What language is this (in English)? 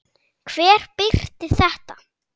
Icelandic